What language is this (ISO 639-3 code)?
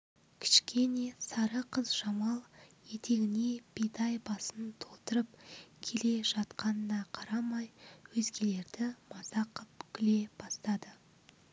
kaz